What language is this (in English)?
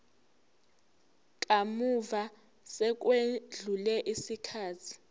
Zulu